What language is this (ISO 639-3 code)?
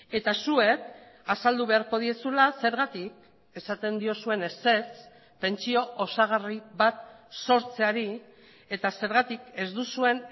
eus